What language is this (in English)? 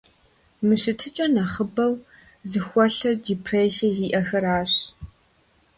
Kabardian